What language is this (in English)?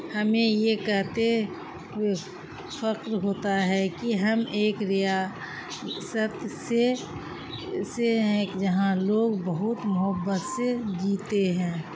Urdu